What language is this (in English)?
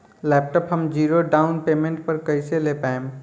Bhojpuri